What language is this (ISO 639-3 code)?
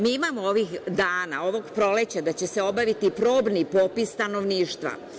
srp